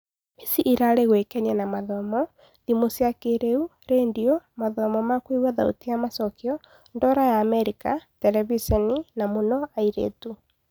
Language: Kikuyu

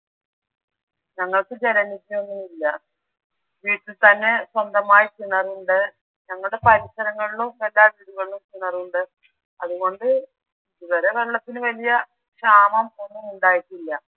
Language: Malayalam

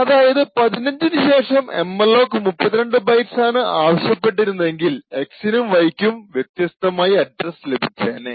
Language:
Malayalam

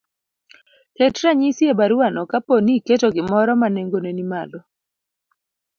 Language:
Luo (Kenya and Tanzania)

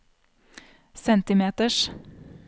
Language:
Norwegian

